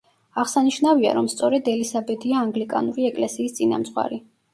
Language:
Georgian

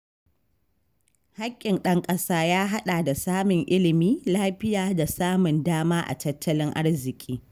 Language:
Hausa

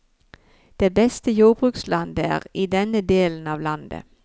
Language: Norwegian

